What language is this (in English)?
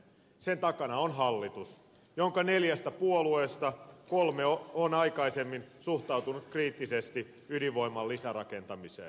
Finnish